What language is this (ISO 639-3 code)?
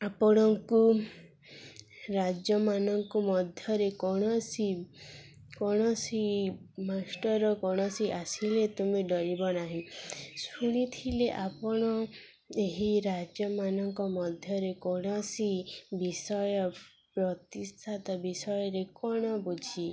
ori